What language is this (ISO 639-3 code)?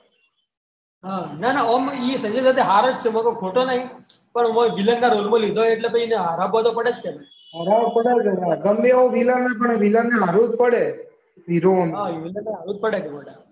guj